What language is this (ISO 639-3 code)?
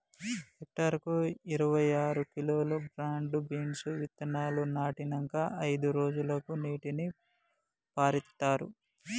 tel